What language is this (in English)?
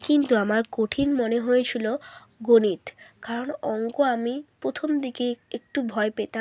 Bangla